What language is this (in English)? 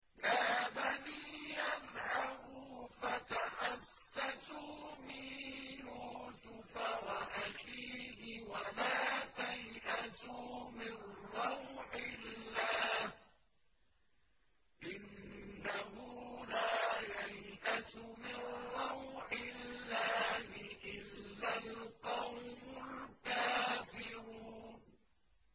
Arabic